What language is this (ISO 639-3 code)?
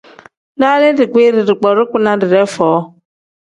kdh